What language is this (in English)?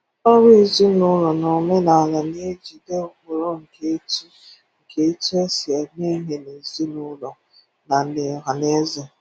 Igbo